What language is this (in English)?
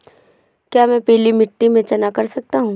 Hindi